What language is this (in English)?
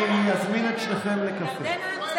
Hebrew